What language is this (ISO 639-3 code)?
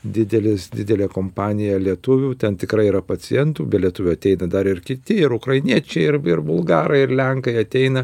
lit